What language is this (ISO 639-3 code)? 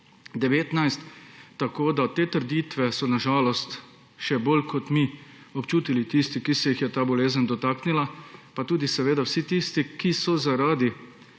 slv